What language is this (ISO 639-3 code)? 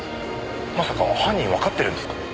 jpn